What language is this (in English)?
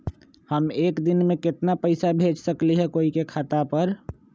Magahi